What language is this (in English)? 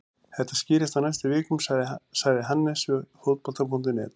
Icelandic